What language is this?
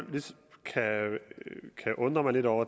Danish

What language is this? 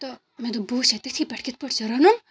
Kashmiri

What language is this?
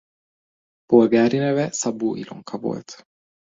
Hungarian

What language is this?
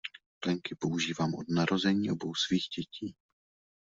Czech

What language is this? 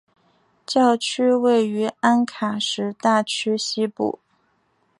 Chinese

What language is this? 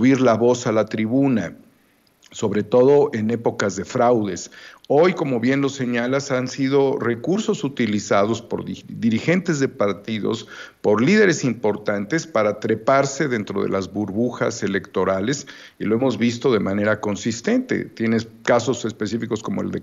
Spanish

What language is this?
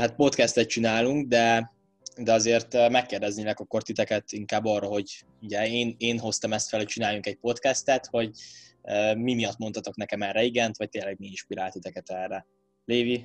Hungarian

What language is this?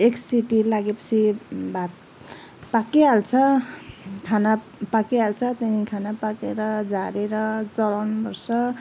Nepali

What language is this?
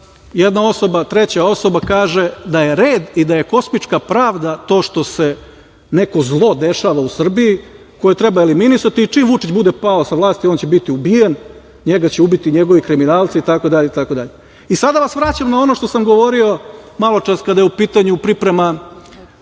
Serbian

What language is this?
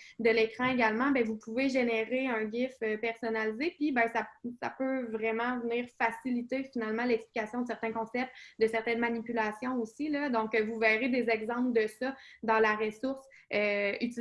French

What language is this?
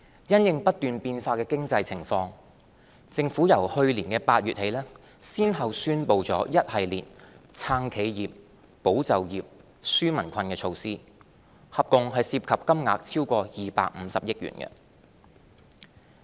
Cantonese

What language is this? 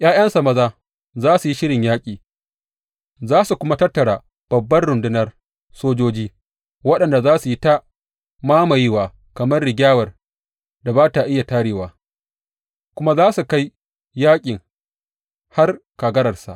Hausa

